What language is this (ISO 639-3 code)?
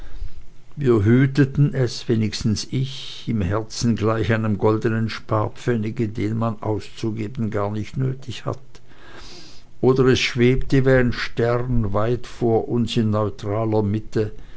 deu